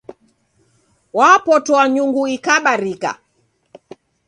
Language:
Taita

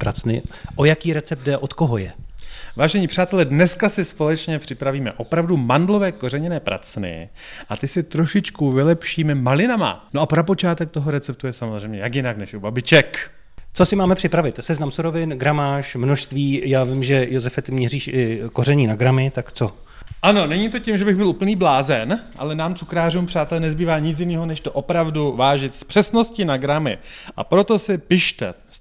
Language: Czech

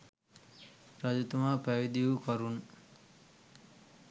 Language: Sinhala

